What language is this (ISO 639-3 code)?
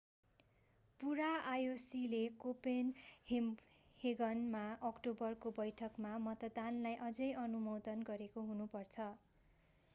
nep